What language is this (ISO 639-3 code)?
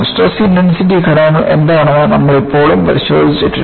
mal